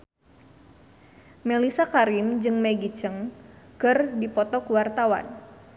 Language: Sundanese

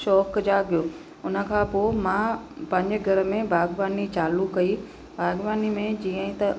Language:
Sindhi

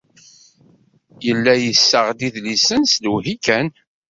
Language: Kabyle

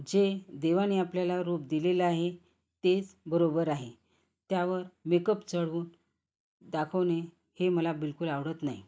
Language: Marathi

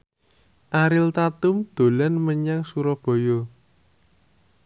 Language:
Javanese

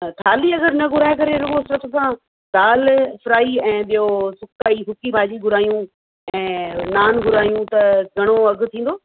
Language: Sindhi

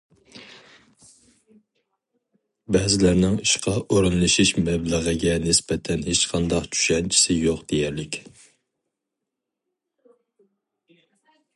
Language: Uyghur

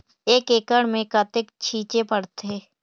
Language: Chhattisgarhi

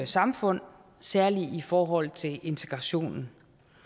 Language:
Danish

